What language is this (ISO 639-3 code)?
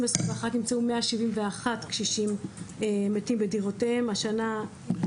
heb